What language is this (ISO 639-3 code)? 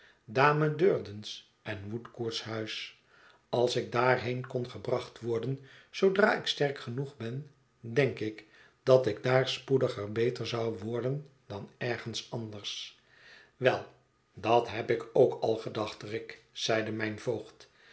nld